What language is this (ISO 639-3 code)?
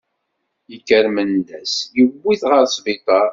kab